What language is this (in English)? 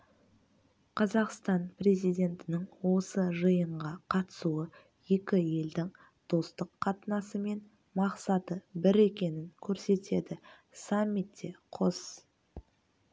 Kazakh